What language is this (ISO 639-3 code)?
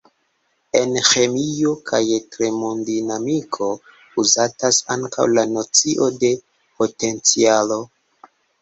epo